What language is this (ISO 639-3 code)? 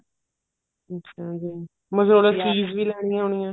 pan